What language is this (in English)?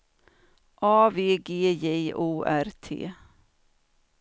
Swedish